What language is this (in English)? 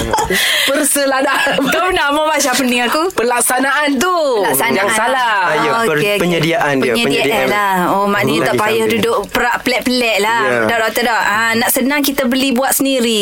Malay